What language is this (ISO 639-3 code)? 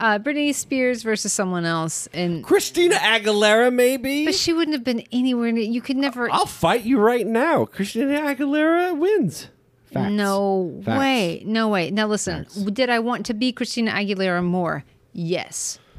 eng